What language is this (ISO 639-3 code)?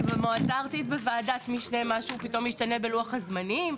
heb